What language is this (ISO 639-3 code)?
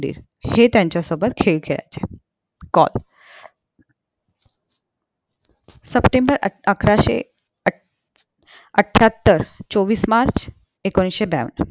mar